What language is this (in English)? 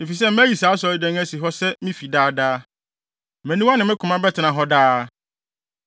Akan